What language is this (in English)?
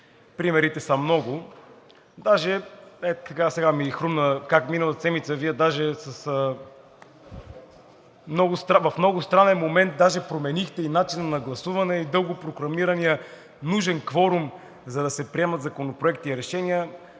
Bulgarian